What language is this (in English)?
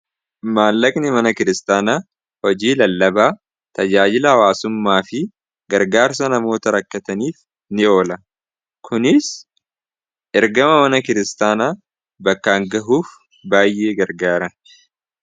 Oromo